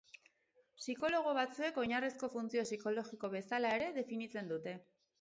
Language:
Basque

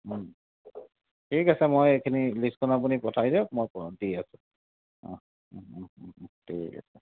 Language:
Assamese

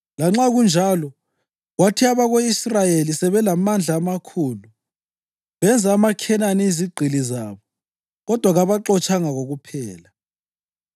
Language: North Ndebele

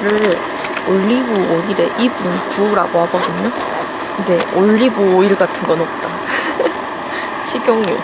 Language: Korean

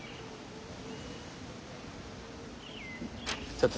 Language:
Japanese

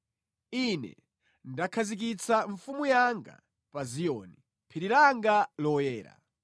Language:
Nyanja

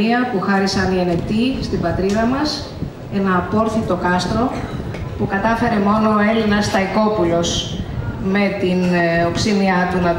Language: Greek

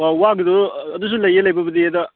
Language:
Manipuri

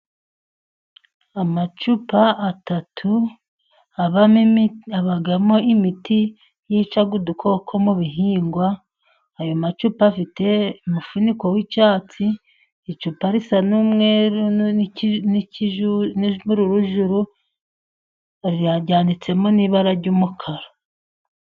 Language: Kinyarwanda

